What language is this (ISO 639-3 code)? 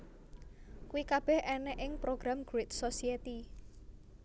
jav